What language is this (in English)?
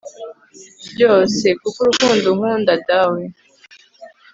Kinyarwanda